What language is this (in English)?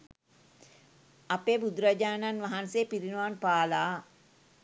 Sinhala